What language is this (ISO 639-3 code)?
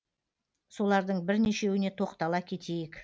kaz